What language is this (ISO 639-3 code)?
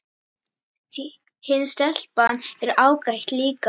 isl